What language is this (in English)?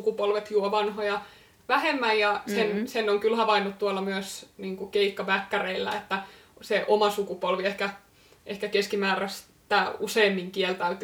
Finnish